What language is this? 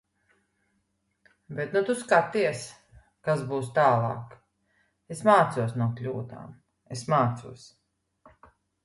Latvian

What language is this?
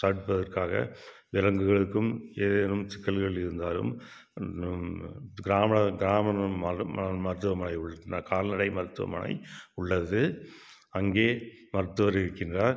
Tamil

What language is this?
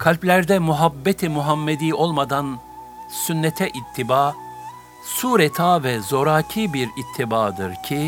Turkish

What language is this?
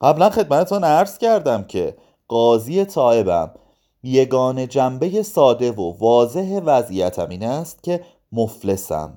Persian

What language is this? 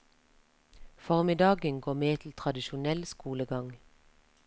Norwegian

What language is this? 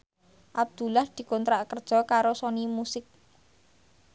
Javanese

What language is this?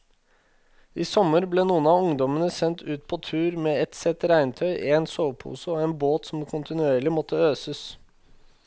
Norwegian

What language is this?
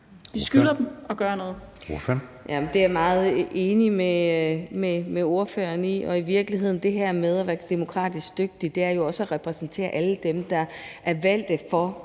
Danish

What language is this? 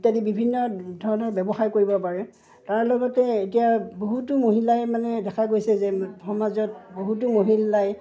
Assamese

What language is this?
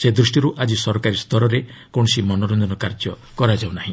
Odia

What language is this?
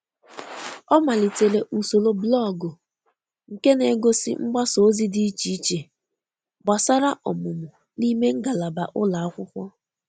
Igbo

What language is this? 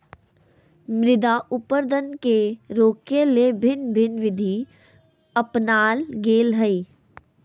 Magahi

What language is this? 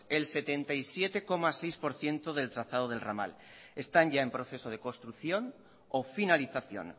Spanish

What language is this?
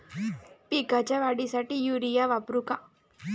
Marathi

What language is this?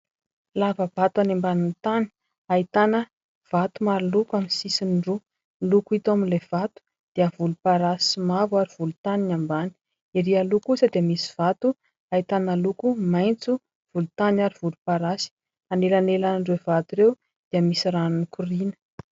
Malagasy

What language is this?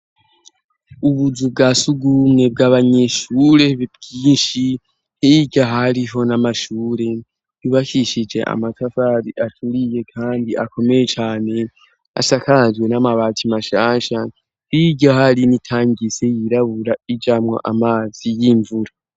Rundi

